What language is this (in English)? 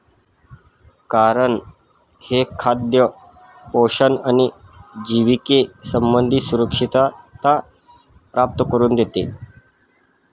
Marathi